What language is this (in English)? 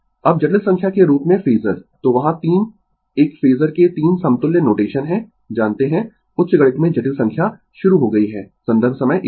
Hindi